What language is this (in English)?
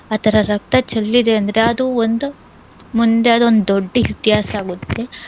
Kannada